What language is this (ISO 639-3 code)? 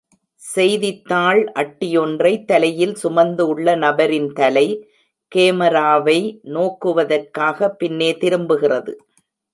tam